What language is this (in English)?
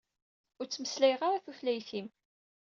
Kabyle